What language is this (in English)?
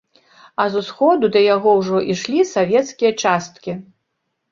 Belarusian